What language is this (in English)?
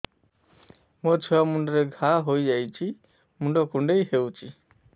Odia